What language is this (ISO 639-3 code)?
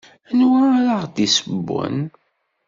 kab